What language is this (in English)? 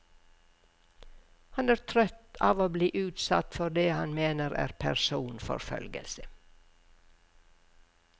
Norwegian